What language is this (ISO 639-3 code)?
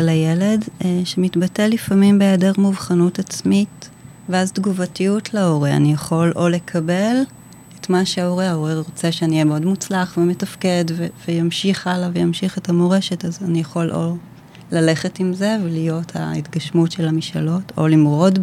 heb